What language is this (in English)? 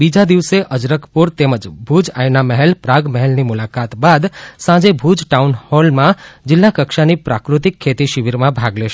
Gujarati